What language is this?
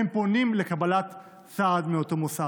Hebrew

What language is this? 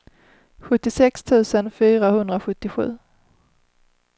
Swedish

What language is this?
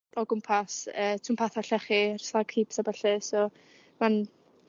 Welsh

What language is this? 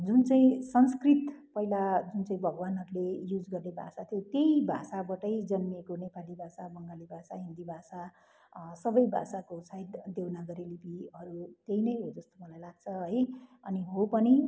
Nepali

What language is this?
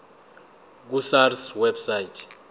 Zulu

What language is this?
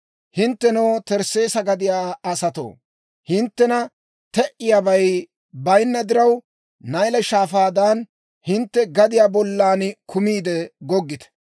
Dawro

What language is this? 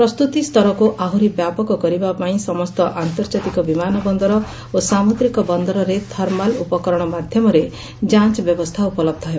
Odia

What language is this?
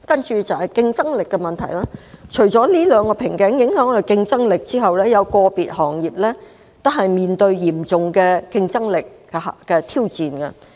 Cantonese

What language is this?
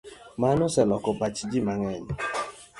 Luo (Kenya and Tanzania)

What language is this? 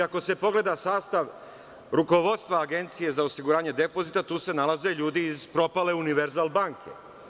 Serbian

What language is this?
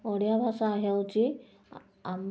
Odia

